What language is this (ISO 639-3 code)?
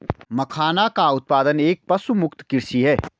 hin